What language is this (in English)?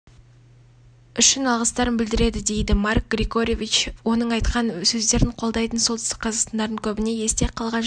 Kazakh